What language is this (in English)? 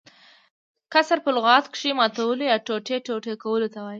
Pashto